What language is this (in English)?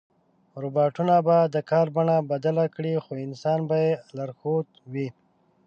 Pashto